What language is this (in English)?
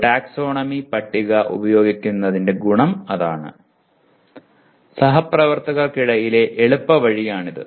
Malayalam